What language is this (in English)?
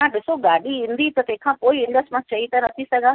Sindhi